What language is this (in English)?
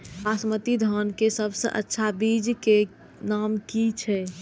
Maithili